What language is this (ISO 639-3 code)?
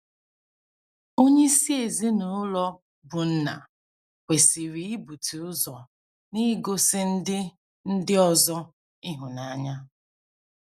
ibo